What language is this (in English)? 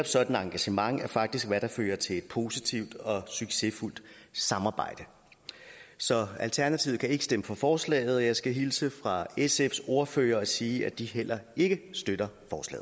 Danish